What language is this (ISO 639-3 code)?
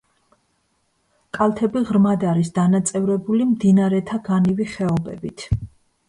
kat